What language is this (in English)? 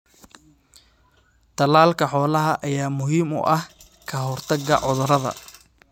Somali